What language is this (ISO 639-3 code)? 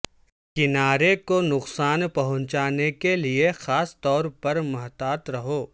urd